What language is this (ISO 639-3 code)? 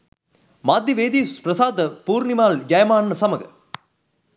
sin